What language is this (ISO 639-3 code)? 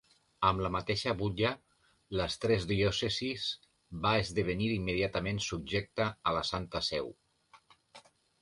cat